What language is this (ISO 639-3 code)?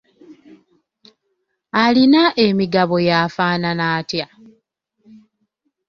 lug